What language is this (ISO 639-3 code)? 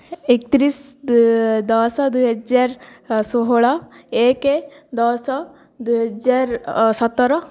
ori